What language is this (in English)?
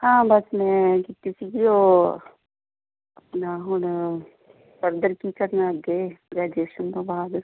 Punjabi